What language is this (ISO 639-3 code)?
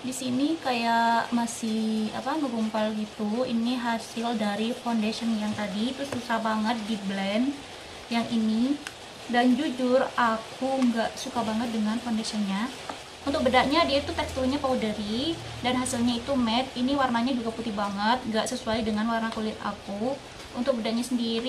ind